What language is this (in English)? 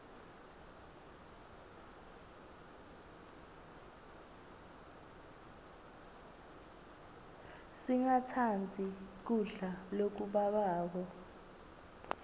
Swati